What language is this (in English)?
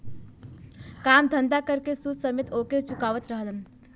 Bhojpuri